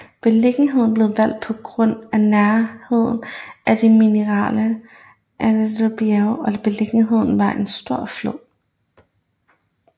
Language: Danish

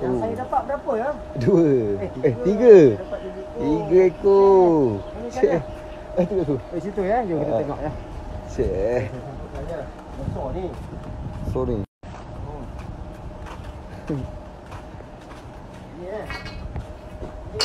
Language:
Malay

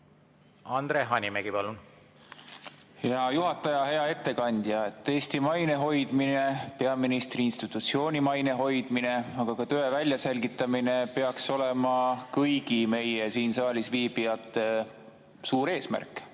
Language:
Estonian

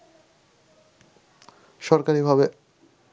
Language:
Bangla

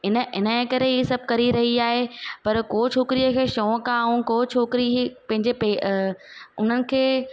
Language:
Sindhi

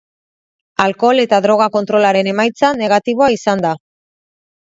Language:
Basque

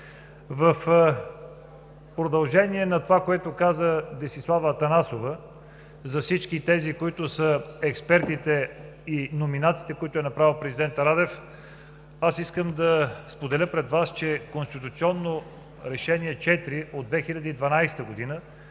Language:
Bulgarian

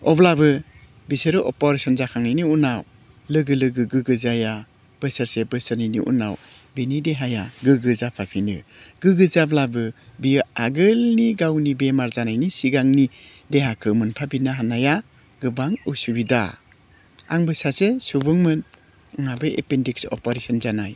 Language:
Bodo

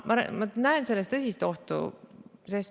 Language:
Estonian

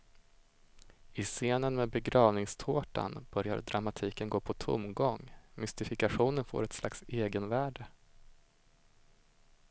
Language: Swedish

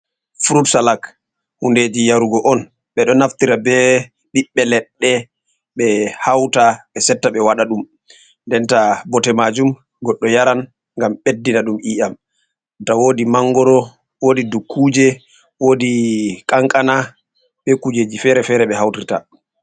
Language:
Fula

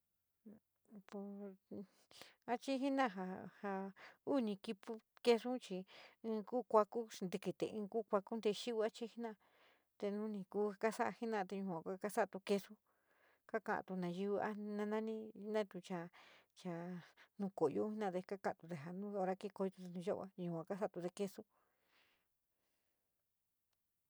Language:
San Miguel El Grande Mixtec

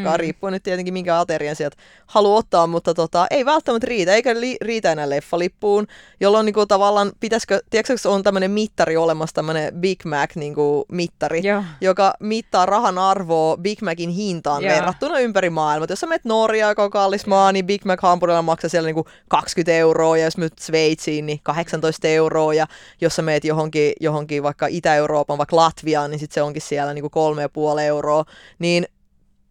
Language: Finnish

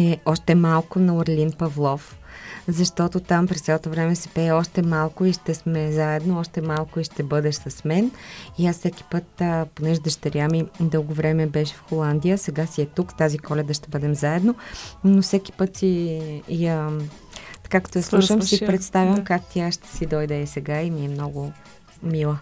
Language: Bulgarian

